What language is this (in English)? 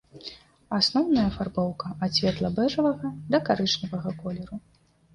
Belarusian